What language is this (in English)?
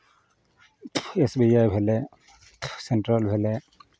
Maithili